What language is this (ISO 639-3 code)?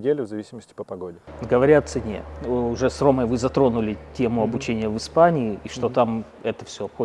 rus